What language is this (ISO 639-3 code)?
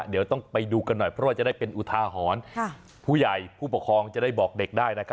tha